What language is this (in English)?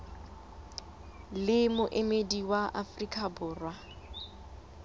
Southern Sotho